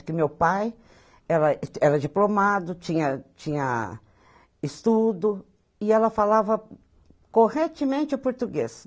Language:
Portuguese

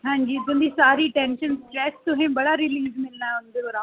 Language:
Dogri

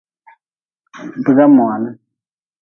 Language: Nawdm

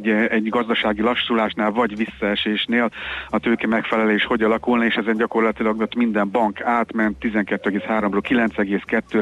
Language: Hungarian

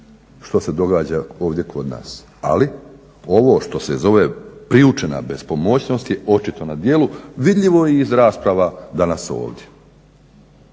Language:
Croatian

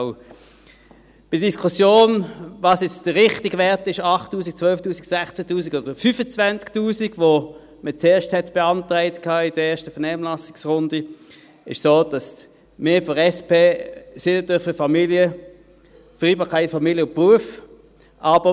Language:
Swiss German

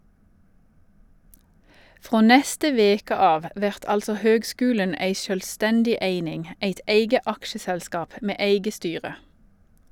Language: Norwegian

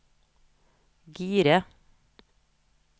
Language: Norwegian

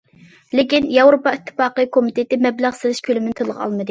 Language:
Uyghur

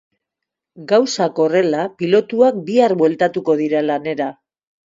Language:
Basque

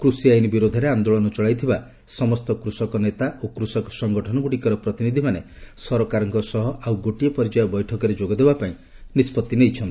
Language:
Odia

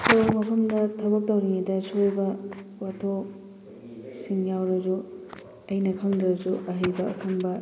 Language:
Manipuri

